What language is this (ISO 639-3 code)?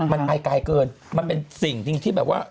tha